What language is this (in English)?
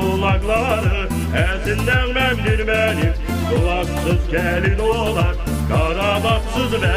Turkish